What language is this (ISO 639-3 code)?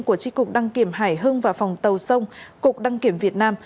vie